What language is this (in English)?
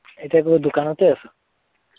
Assamese